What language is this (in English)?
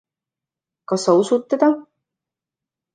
Estonian